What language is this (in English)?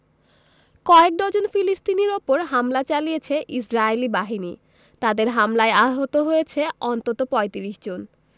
Bangla